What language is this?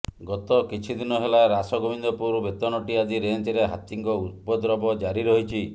Odia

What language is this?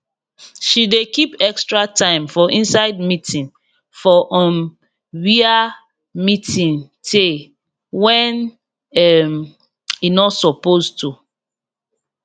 Nigerian Pidgin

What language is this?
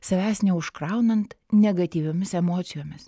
Lithuanian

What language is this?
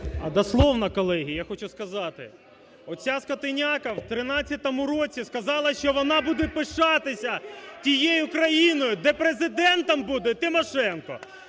Ukrainian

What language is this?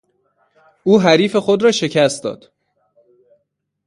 Persian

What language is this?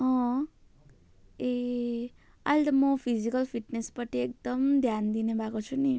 Nepali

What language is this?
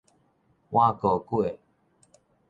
Min Nan Chinese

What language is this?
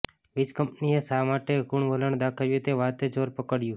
Gujarati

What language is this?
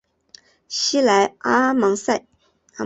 Chinese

